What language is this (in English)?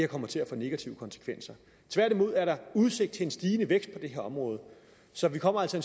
Danish